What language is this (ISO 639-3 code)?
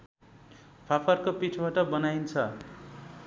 nep